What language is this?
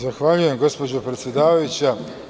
Serbian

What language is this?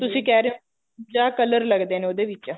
Punjabi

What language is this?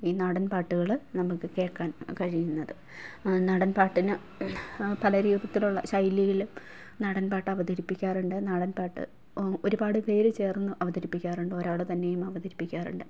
Malayalam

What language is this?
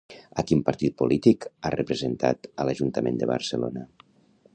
Catalan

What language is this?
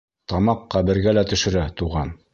Bashkir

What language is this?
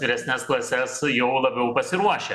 Lithuanian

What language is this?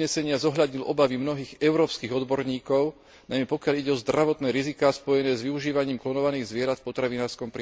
Slovak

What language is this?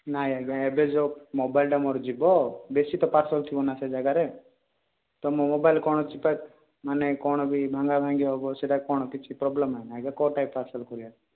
Odia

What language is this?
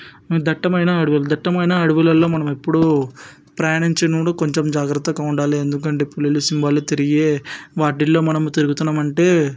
Telugu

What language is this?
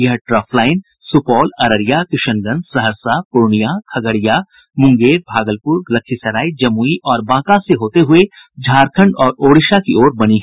Hindi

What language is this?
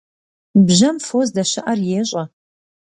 Kabardian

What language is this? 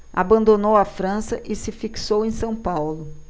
Portuguese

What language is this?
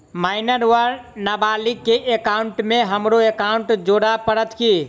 Maithili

